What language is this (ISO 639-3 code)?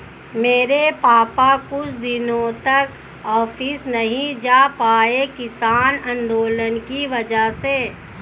hin